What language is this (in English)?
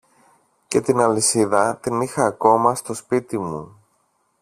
Greek